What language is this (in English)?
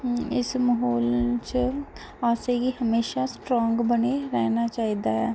Dogri